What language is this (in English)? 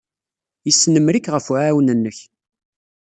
Kabyle